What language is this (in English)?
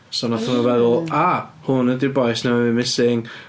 Welsh